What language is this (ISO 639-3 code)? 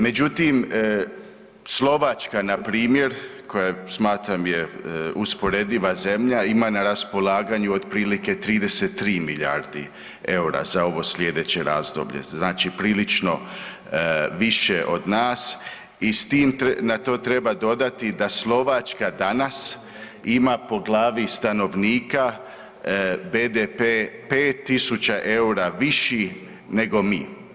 hrv